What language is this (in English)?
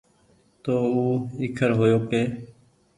Goaria